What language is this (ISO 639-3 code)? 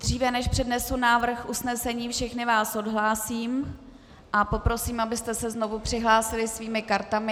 ces